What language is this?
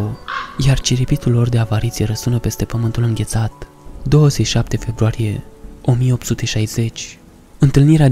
Romanian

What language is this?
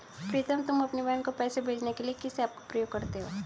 Hindi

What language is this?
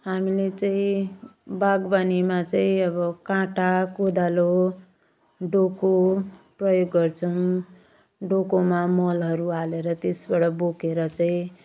Nepali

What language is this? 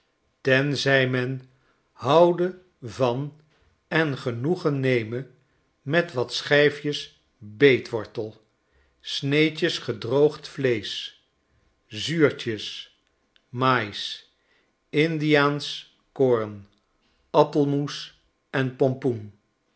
Dutch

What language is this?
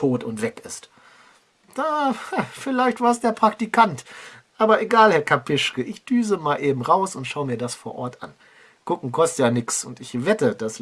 German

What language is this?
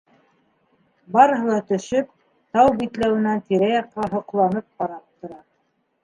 Bashkir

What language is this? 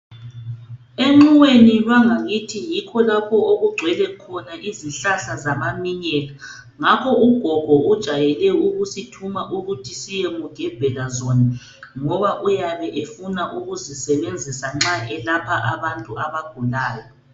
North Ndebele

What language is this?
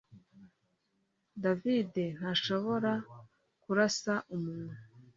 Kinyarwanda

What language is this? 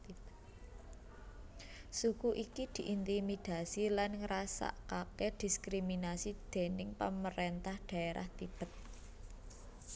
Javanese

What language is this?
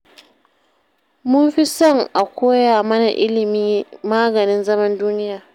Hausa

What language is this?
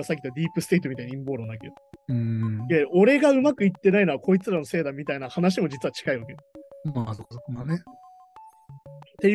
Japanese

